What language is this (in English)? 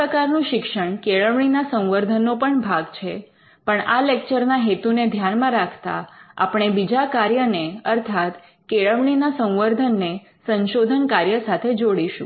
Gujarati